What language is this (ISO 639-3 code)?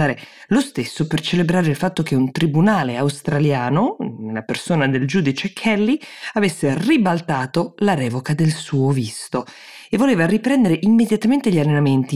ita